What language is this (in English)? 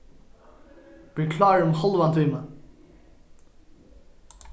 Faroese